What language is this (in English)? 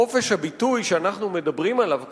Hebrew